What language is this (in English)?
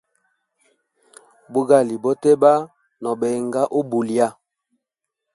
Hemba